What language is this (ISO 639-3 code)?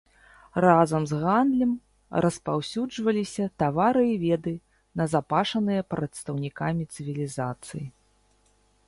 bel